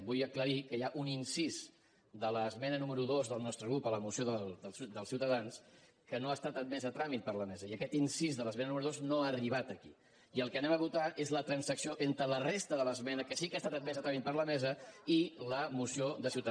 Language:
Catalan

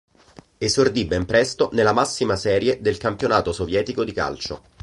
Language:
Italian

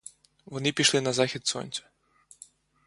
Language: Ukrainian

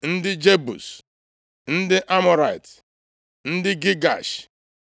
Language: Igbo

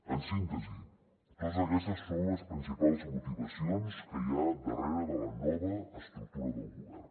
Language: Catalan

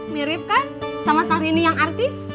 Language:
Indonesian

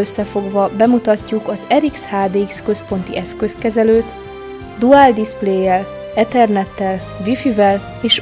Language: Hungarian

